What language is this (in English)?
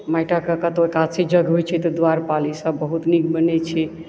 Maithili